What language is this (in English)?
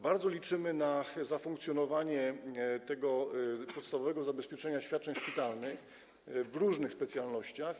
Polish